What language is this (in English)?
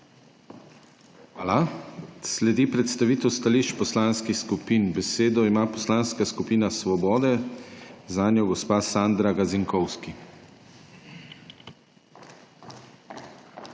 Slovenian